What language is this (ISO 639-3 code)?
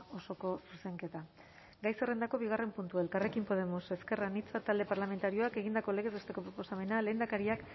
eus